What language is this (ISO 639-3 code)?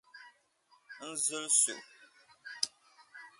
dag